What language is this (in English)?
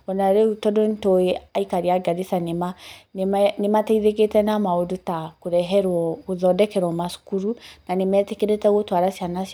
Kikuyu